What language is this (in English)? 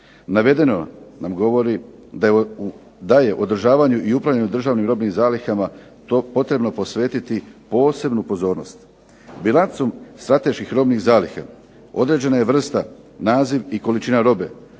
Croatian